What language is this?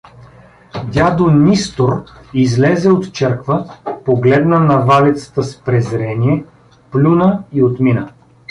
Bulgarian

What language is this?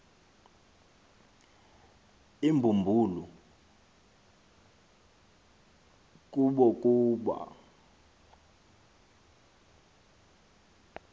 Xhosa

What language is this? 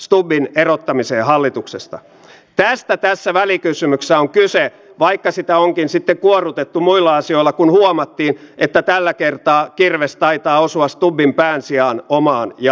Finnish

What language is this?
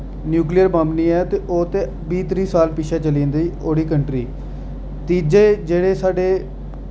Dogri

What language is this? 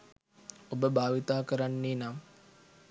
Sinhala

